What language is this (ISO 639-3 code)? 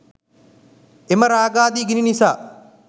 sin